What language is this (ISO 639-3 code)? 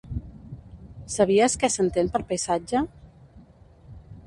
cat